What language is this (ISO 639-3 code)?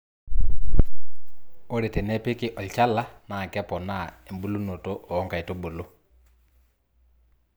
mas